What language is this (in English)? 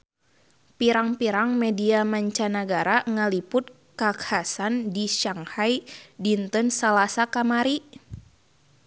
Sundanese